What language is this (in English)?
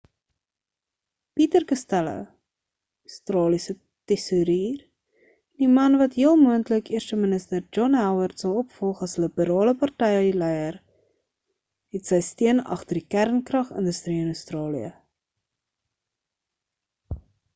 Afrikaans